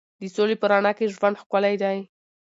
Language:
Pashto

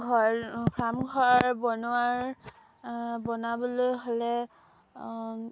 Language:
Assamese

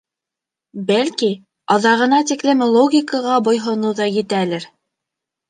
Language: Bashkir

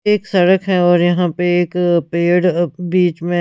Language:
Hindi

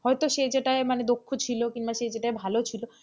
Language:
Bangla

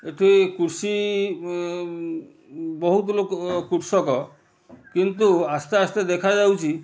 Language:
Odia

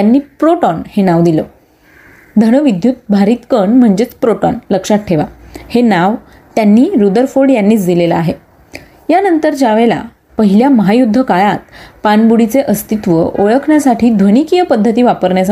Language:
Marathi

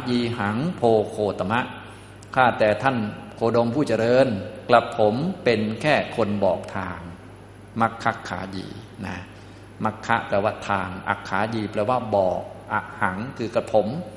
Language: Thai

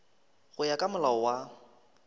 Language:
Northern Sotho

